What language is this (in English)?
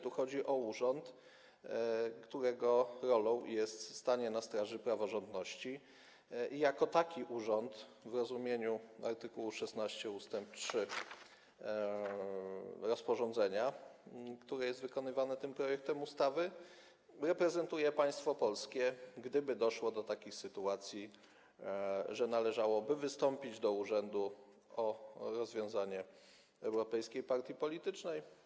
Polish